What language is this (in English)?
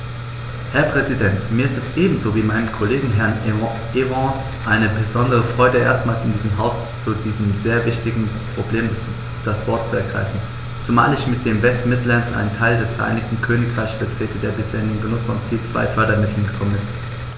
German